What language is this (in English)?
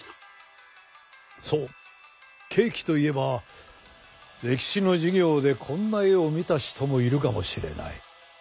Japanese